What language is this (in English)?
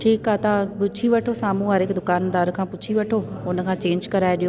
Sindhi